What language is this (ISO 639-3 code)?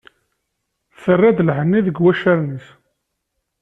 kab